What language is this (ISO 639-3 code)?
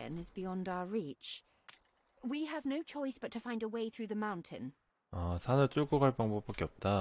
kor